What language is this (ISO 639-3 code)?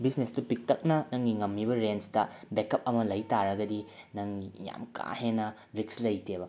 mni